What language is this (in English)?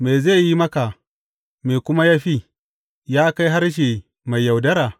Hausa